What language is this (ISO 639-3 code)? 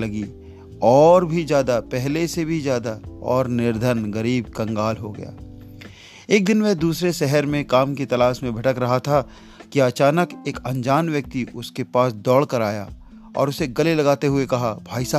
hin